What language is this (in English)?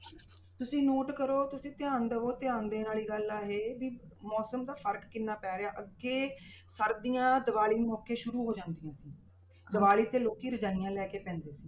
Punjabi